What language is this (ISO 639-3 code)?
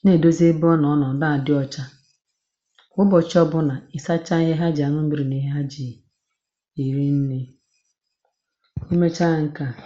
ibo